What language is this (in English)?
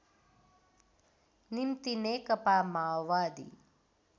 Nepali